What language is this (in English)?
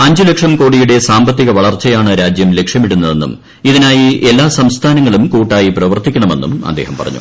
Malayalam